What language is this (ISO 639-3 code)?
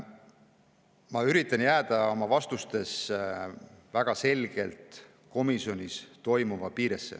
est